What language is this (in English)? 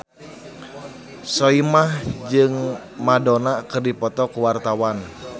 Sundanese